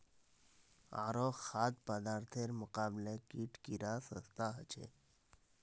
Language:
Magahi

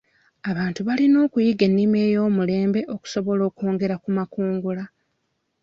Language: Ganda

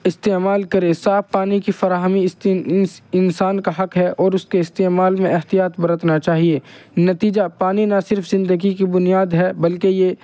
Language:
Urdu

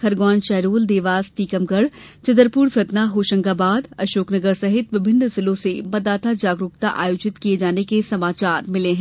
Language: Hindi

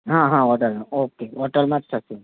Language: Gujarati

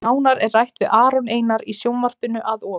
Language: Icelandic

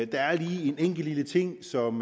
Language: Danish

